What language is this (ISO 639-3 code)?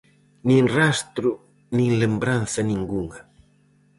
glg